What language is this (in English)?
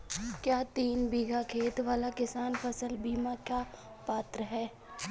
Hindi